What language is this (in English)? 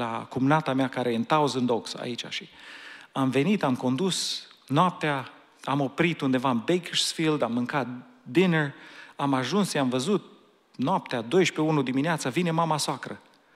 Romanian